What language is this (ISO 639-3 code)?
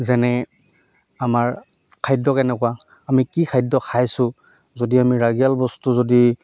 asm